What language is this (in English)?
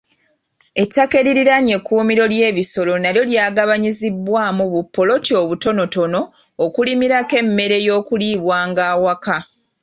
Ganda